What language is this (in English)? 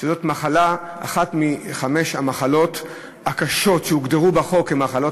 Hebrew